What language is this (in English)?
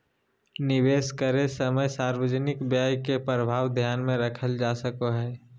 Magahi